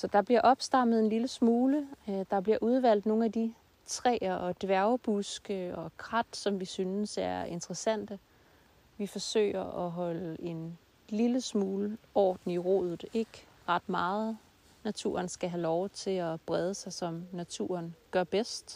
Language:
Danish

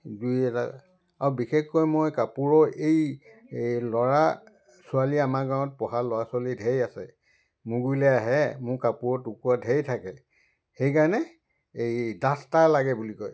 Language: Assamese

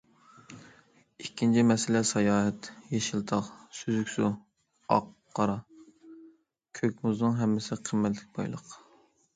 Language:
Uyghur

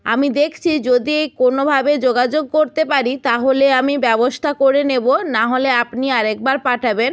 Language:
Bangla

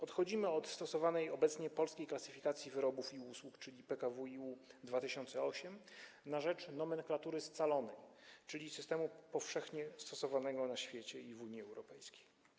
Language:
Polish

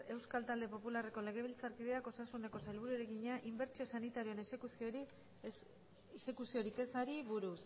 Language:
Basque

